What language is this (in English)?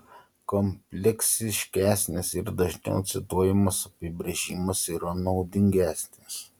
Lithuanian